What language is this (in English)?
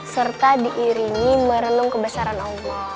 Indonesian